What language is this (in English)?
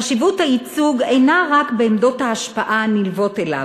Hebrew